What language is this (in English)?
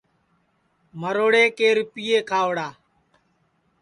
Sansi